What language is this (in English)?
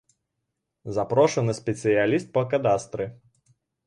Belarusian